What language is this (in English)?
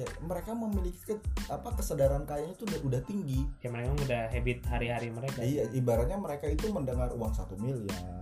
Indonesian